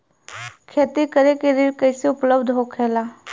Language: Bhojpuri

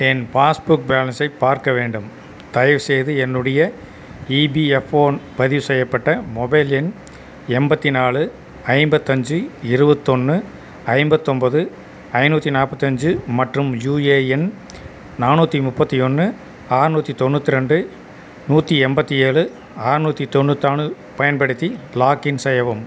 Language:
Tamil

